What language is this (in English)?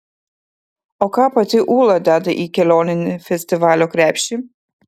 Lithuanian